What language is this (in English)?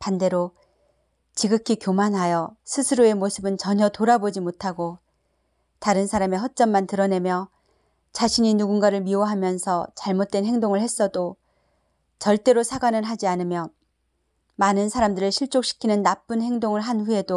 Korean